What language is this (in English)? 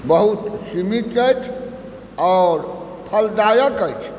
Maithili